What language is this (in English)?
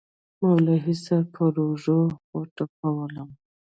Pashto